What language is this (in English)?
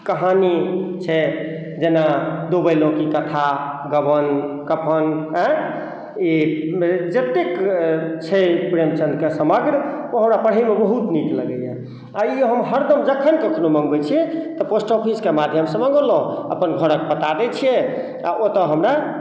Maithili